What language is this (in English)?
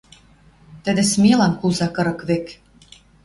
Western Mari